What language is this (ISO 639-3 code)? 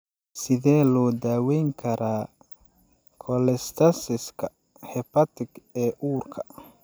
som